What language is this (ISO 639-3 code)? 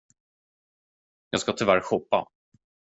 swe